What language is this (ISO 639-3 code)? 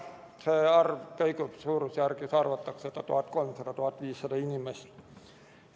est